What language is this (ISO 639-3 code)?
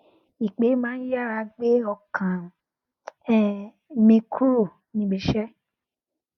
yor